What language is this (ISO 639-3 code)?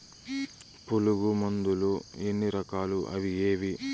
tel